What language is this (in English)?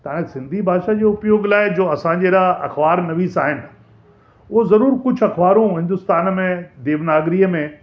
Sindhi